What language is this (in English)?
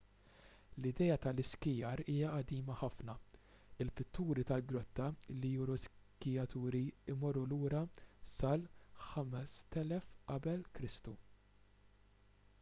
Maltese